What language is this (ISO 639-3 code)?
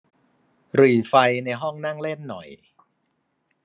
tha